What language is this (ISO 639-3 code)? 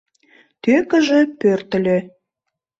chm